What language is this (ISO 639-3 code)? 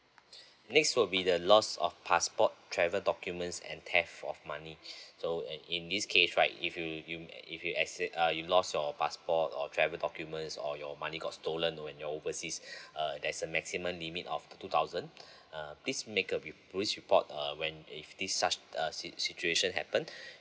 eng